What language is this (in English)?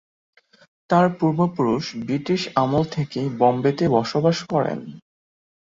Bangla